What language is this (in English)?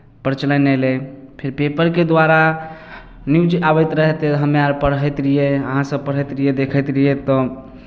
Maithili